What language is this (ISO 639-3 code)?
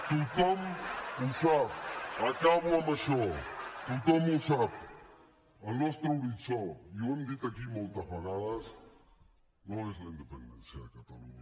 cat